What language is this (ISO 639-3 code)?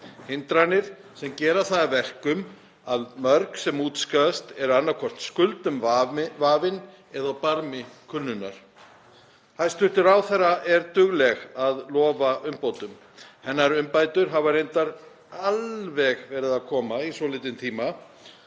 isl